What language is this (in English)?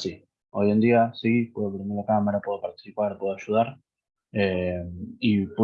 Spanish